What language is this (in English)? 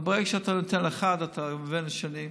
Hebrew